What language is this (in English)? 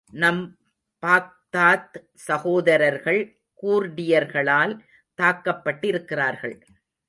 Tamil